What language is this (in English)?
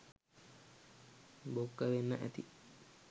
Sinhala